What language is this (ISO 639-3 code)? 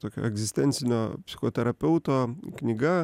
lit